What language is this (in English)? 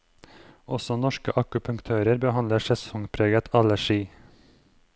Norwegian